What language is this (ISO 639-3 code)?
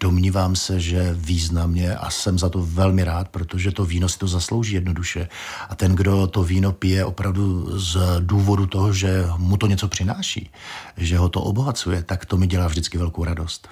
ces